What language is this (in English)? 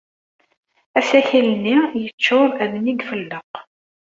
Kabyle